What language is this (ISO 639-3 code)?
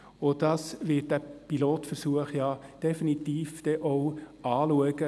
gsw